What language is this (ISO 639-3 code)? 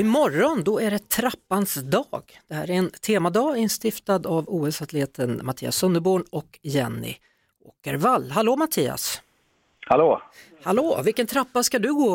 swe